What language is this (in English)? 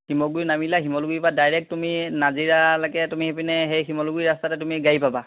Assamese